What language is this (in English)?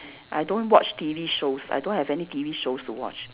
English